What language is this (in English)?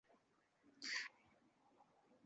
Uzbek